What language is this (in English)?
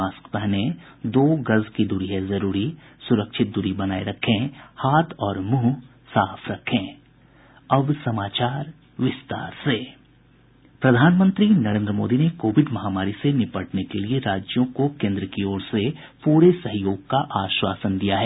Hindi